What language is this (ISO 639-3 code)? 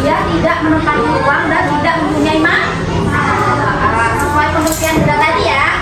ind